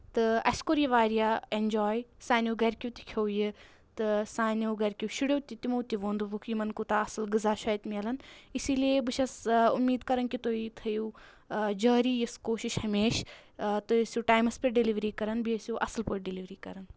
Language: Kashmiri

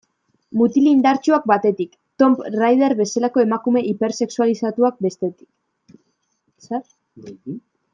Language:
Basque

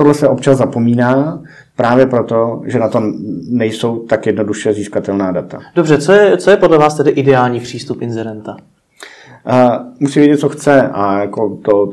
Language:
Czech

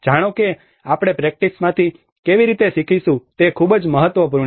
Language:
Gujarati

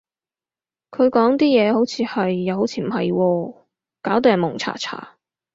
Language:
Cantonese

